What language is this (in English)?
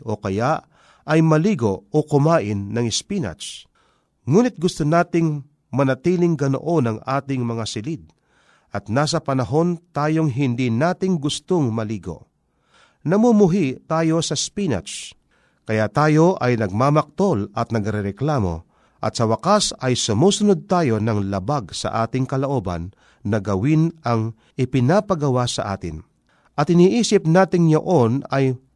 Filipino